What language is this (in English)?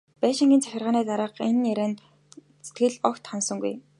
Mongolian